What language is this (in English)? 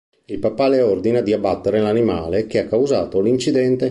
Italian